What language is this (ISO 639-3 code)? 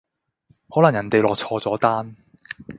yue